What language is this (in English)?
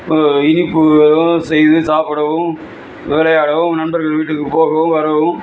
Tamil